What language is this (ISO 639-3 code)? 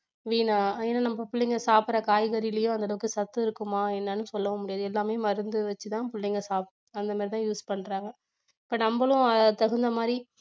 tam